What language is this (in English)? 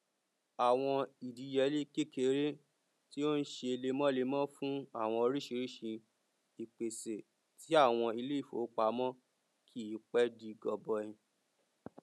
Yoruba